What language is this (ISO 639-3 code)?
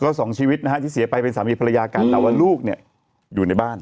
tha